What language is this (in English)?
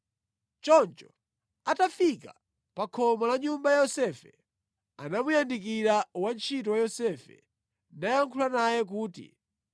Nyanja